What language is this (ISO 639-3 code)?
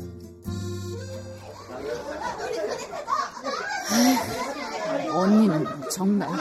kor